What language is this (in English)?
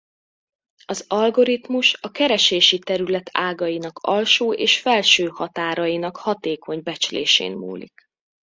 Hungarian